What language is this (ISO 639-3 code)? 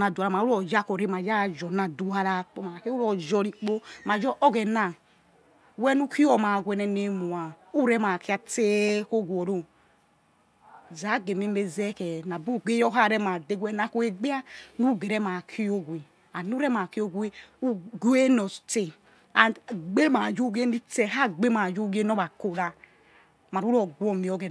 ets